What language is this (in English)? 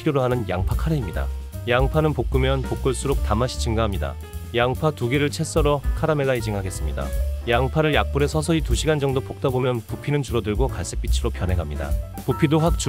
Korean